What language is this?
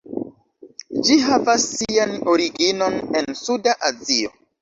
Esperanto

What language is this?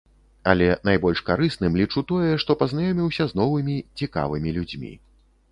Belarusian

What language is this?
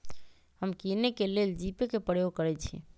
Magahi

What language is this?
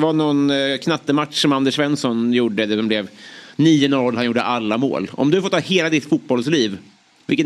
Swedish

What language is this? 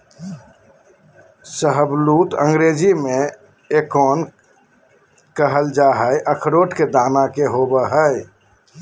Magahi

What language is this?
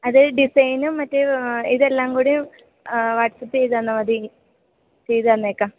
Malayalam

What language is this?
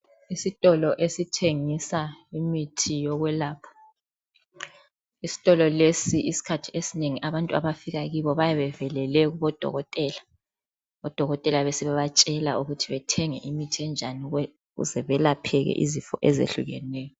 North Ndebele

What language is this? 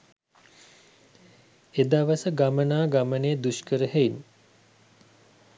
Sinhala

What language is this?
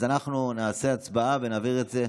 Hebrew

